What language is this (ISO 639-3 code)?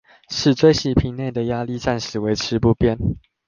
zho